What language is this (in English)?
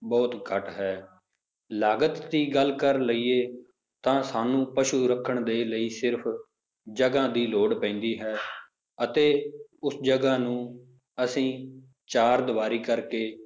Punjabi